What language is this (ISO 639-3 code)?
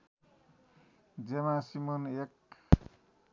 nep